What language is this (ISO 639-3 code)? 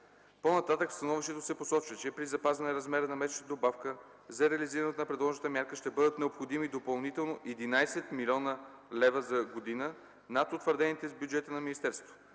bul